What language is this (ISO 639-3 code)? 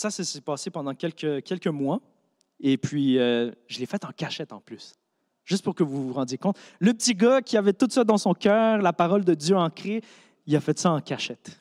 fra